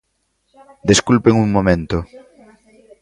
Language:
Galician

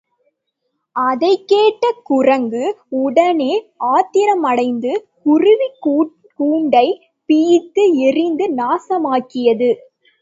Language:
Tamil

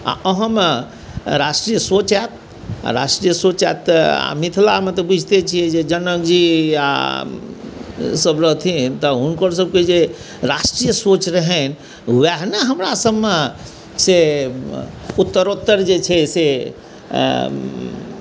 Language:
Maithili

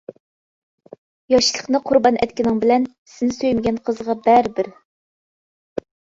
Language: Uyghur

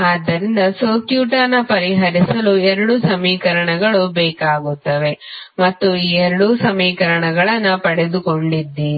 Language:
Kannada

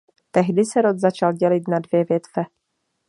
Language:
Czech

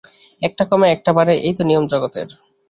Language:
Bangla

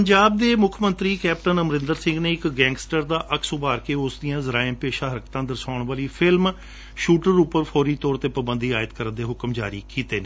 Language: Punjabi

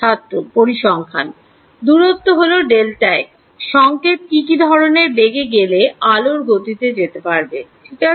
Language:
Bangla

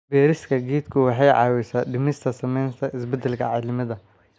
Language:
Somali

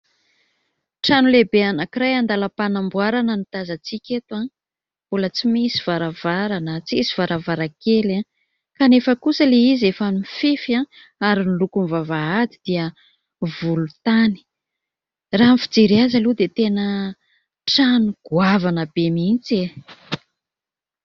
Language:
Malagasy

